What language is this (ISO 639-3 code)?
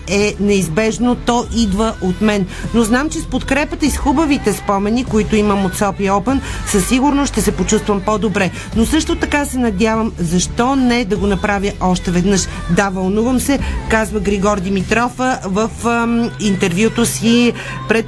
bul